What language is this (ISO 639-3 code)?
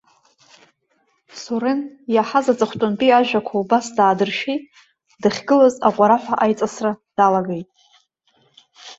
abk